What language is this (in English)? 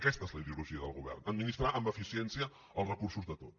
Catalan